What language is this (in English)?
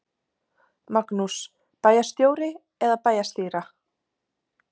Icelandic